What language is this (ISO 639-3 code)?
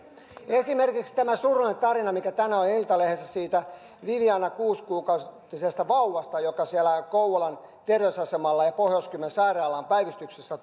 fin